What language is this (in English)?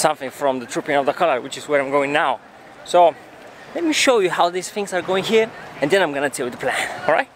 English